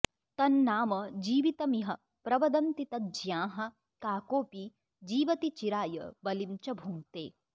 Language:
Sanskrit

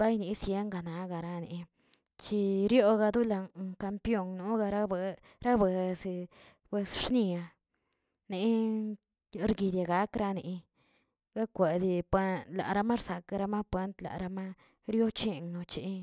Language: Tilquiapan Zapotec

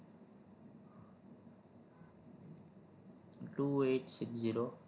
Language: Gujarati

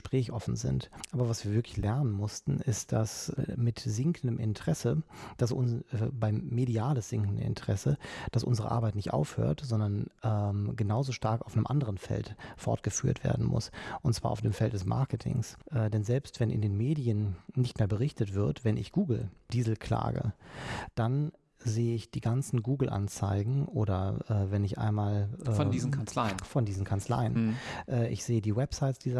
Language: German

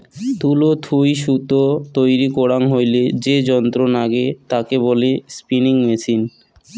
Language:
Bangla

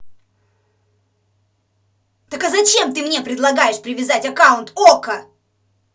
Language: Russian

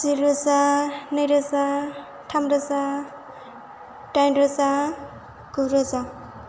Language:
Bodo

